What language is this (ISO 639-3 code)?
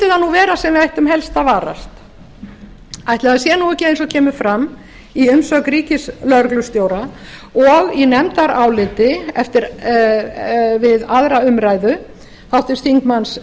isl